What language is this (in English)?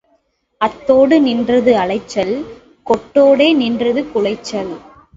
Tamil